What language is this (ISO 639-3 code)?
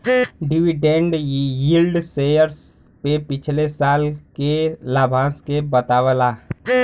bho